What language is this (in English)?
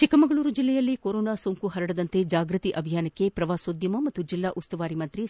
Kannada